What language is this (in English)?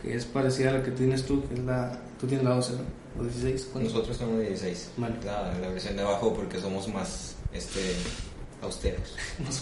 Spanish